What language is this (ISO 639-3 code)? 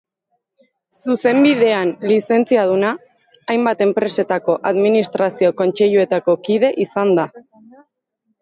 eus